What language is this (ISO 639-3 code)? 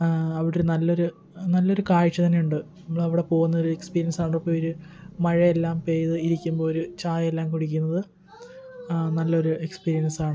mal